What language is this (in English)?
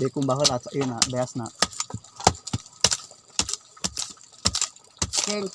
Indonesian